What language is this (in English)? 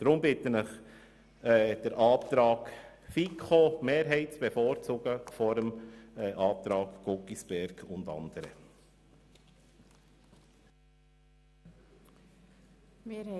Swiss German